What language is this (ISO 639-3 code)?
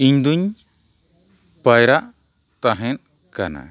sat